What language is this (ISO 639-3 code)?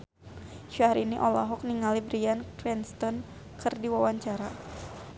sun